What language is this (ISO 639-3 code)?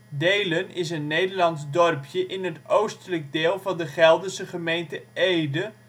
nld